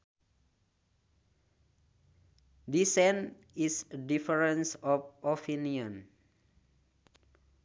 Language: Sundanese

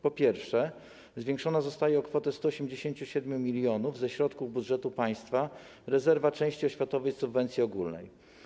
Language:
Polish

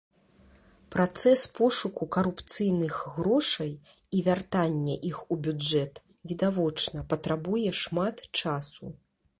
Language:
Belarusian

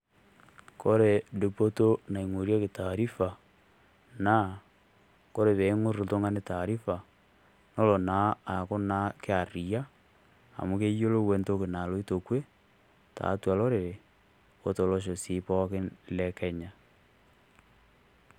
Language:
Masai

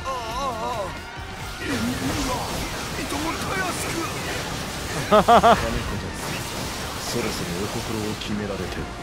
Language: Japanese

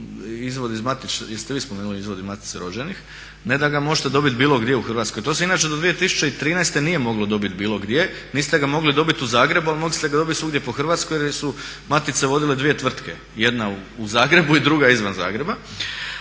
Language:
Croatian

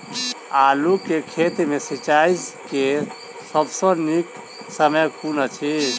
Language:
Maithili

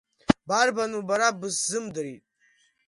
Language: Abkhazian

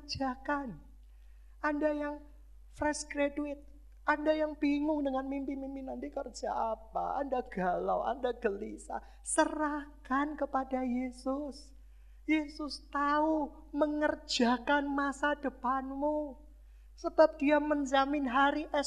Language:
Indonesian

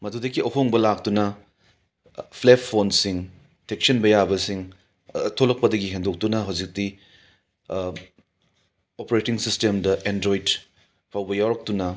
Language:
Manipuri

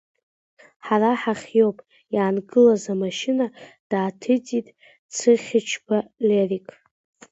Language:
Abkhazian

